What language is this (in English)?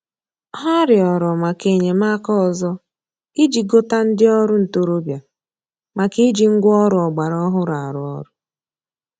Igbo